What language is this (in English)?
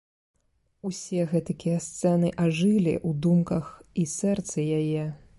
Belarusian